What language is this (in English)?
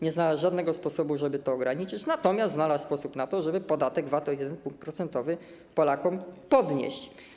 Polish